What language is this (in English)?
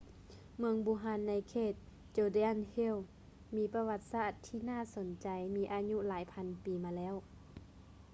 Lao